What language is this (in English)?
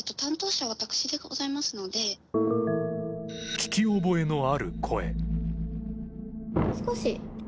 Japanese